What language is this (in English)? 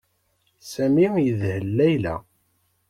Kabyle